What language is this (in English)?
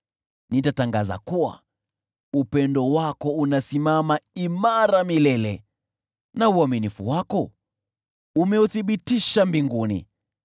Swahili